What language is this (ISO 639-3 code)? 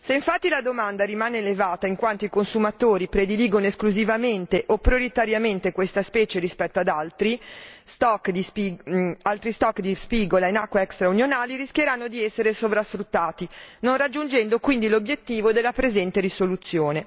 ita